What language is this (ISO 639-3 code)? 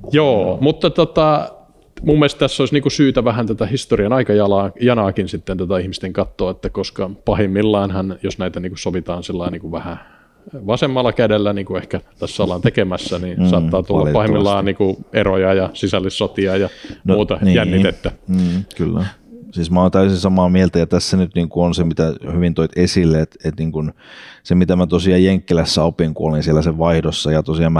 fin